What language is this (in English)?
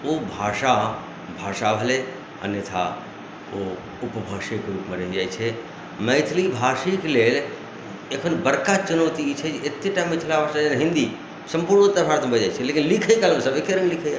Maithili